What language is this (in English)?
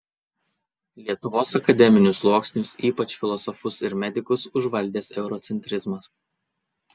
Lithuanian